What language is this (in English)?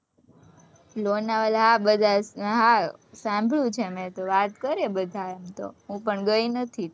Gujarati